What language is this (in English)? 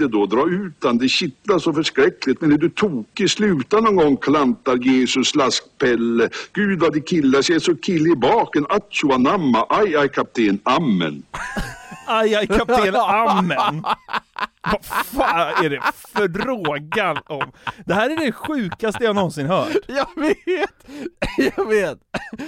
Swedish